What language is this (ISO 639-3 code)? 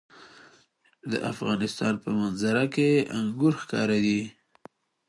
pus